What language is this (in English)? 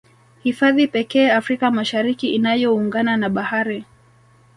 Swahili